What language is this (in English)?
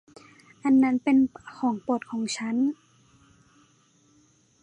Thai